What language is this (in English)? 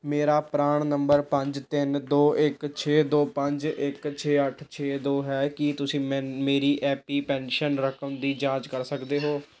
Punjabi